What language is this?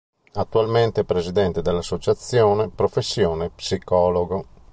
Italian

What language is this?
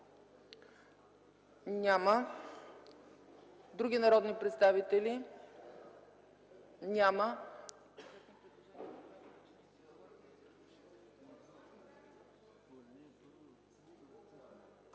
Bulgarian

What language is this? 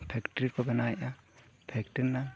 Santali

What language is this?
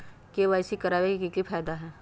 Magahi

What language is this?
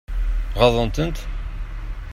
Kabyle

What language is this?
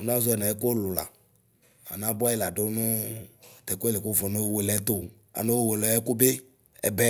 Ikposo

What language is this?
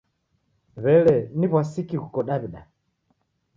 Taita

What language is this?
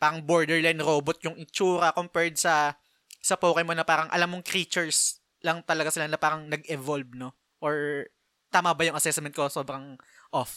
Filipino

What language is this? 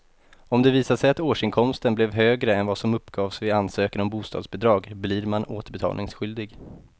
Swedish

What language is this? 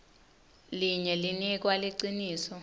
Swati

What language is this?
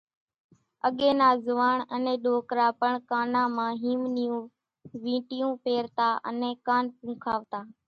Kachi Koli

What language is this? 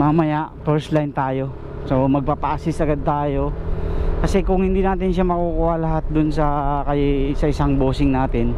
Filipino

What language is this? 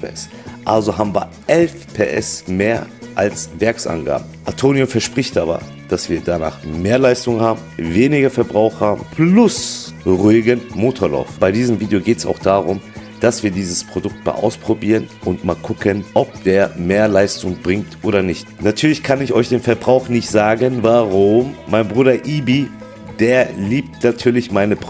German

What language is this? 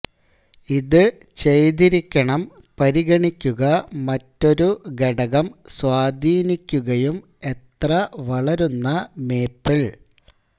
Malayalam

